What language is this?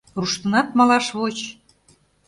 Mari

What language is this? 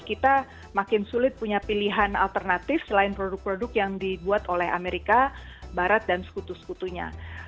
Indonesian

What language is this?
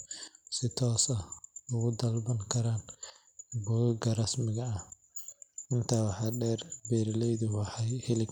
Somali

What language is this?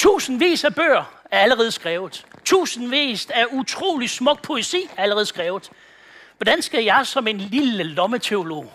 Danish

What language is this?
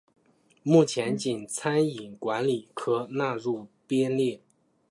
Chinese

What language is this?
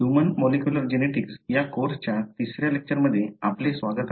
Marathi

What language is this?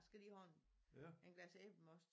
Danish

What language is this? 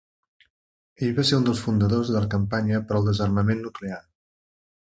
Catalan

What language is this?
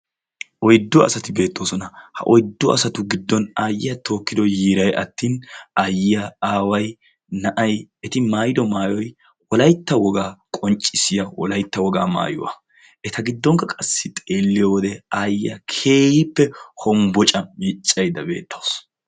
Wolaytta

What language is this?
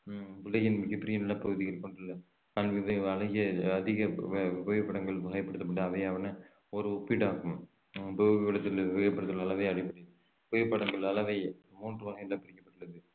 Tamil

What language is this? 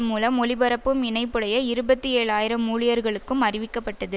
Tamil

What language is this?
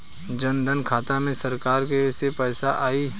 Bhojpuri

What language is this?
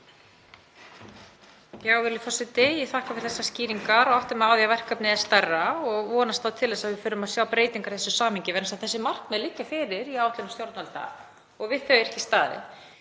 Icelandic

